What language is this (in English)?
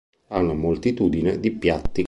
Italian